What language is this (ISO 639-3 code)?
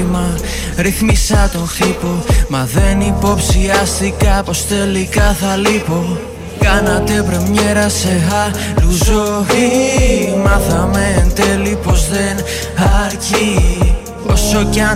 ell